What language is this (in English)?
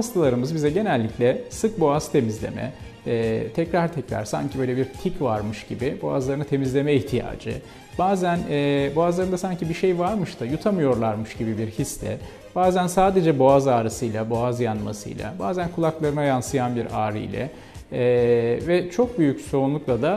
Turkish